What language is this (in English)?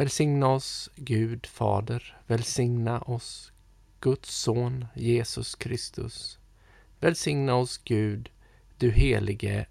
Swedish